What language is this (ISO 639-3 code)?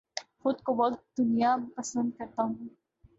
urd